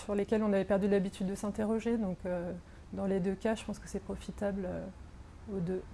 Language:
French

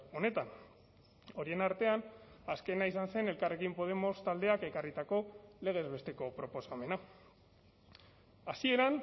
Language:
Basque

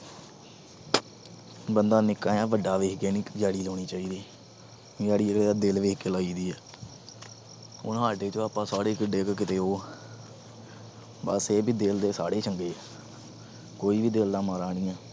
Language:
Punjabi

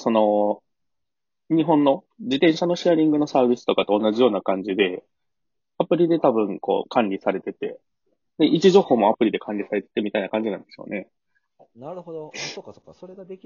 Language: Japanese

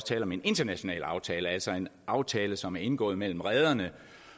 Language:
Danish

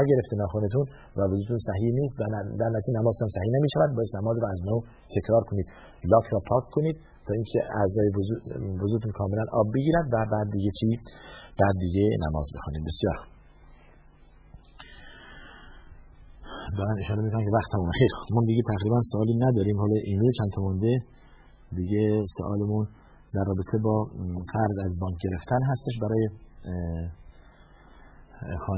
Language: Persian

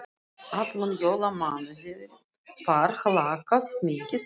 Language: Icelandic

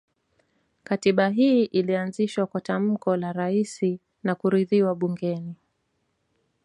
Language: Swahili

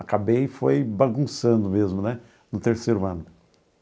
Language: Portuguese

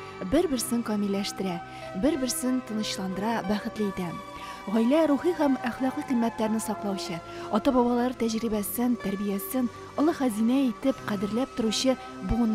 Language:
Turkish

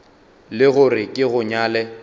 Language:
Northern Sotho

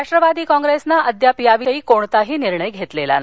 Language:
Marathi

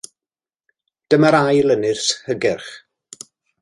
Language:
Welsh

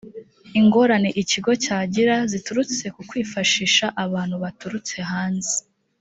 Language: Kinyarwanda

